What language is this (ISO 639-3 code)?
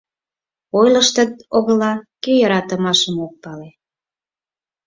chm